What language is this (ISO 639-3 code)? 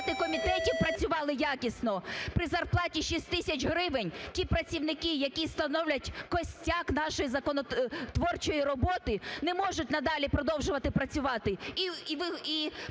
ukr